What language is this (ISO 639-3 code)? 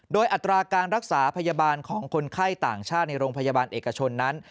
tha